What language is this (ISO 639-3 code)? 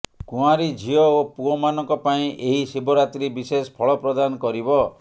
ori